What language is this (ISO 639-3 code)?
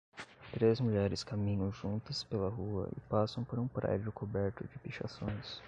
por